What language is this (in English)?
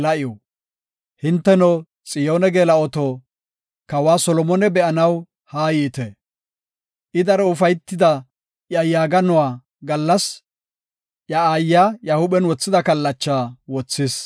Gofa